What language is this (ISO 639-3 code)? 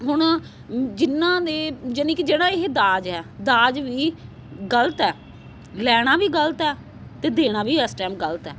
pan